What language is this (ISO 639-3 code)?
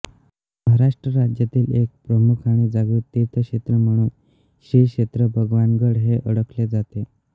mar